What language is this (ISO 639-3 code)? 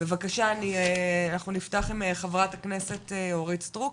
heb